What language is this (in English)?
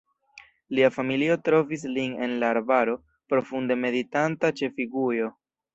Esperanto